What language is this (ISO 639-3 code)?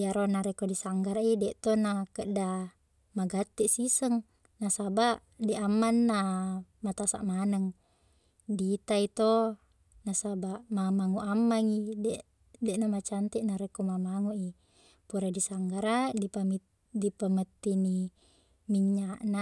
bug